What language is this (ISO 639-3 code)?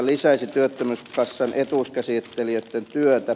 fin